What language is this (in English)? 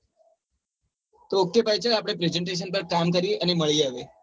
Gujarati